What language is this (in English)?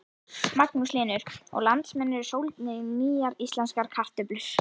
Icelandic